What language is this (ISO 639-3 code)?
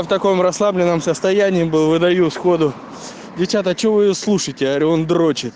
rus